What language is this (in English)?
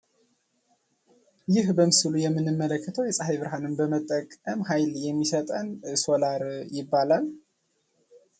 Amharic